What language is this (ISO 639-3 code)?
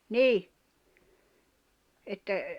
fin